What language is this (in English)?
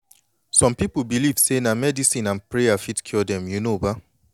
Nigerian Pidgin